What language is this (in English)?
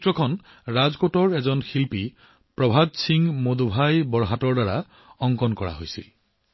Assamese